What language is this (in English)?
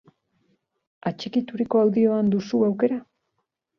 Basque